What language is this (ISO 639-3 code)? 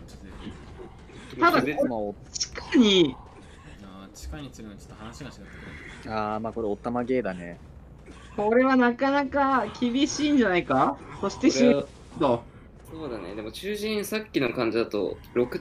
jpn